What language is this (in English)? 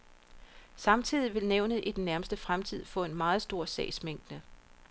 Danish